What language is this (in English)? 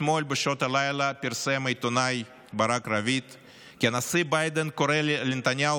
Hebrew